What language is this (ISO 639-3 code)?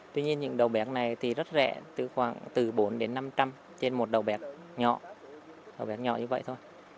vie